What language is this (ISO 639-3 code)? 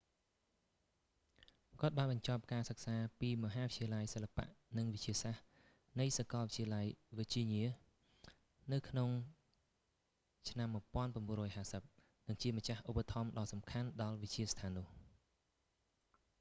khm